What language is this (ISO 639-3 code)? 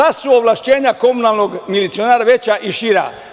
srp